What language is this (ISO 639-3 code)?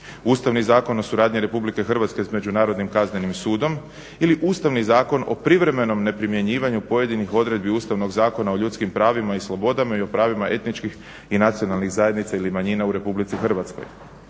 hrv